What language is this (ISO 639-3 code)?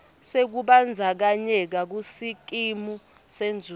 ssw